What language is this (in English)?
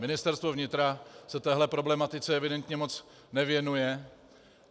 Czech